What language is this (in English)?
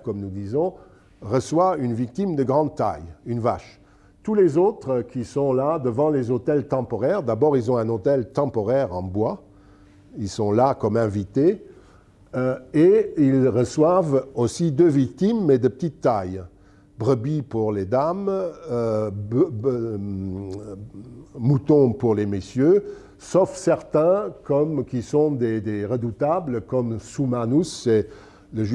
French